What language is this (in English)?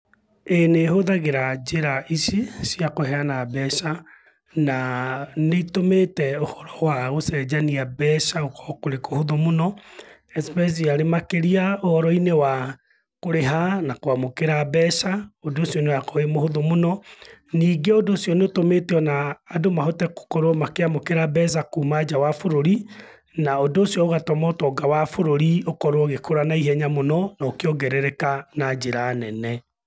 Kikuyu